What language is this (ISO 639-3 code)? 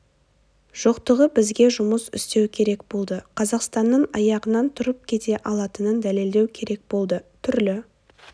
kaz